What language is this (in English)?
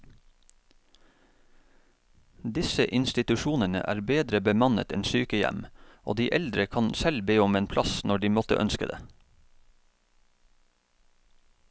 Norwegian